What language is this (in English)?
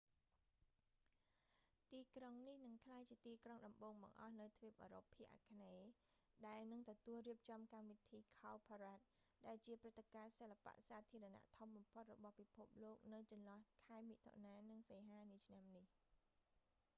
Khmer